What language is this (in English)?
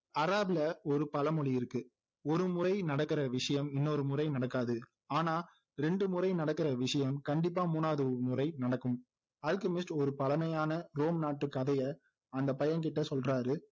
Tamil